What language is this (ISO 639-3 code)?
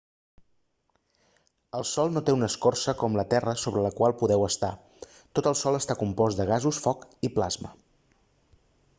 cat